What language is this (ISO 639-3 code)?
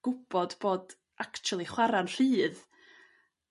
cym